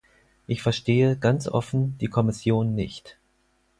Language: German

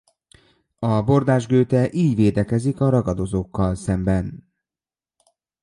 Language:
Hungarian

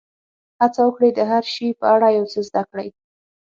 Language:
Pashto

